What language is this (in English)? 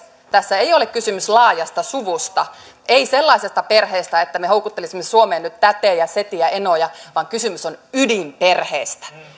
Finnish